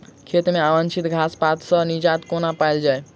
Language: Maithili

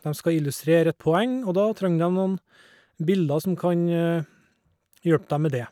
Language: Norwegian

